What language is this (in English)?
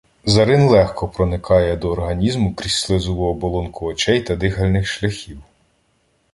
Ukrainian